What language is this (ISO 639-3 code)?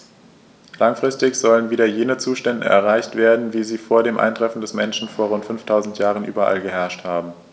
deu